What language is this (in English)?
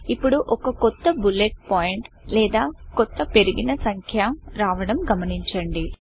Telugu